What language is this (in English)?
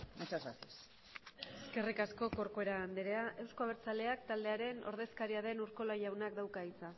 Basque